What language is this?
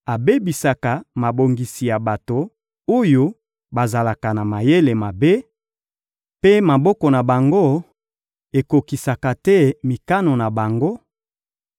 Lingala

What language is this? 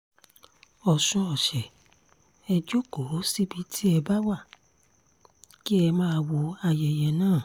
Yoruba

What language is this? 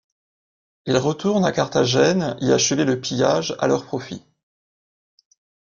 French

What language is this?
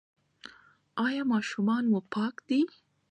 Pashto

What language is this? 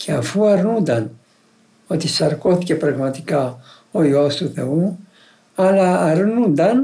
Greek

